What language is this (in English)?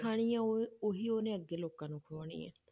Punjabi